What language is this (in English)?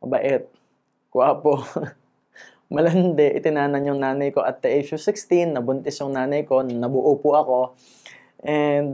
Filipino